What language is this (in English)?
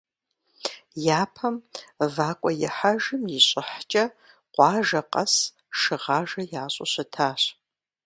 Kabardian